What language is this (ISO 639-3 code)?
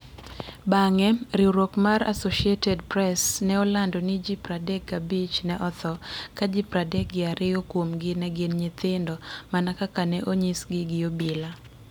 luo